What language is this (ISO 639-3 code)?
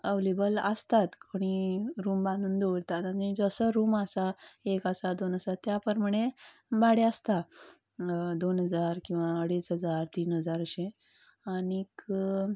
kok